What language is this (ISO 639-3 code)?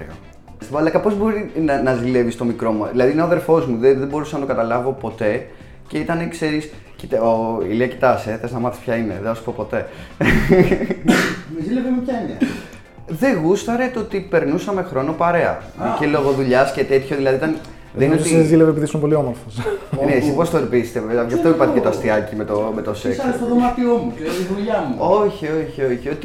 ell